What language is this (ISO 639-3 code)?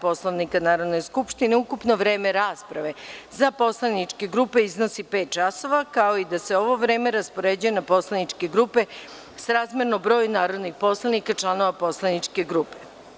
srp